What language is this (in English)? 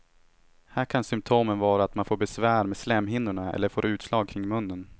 Swedish